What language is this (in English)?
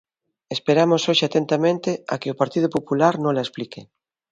Galician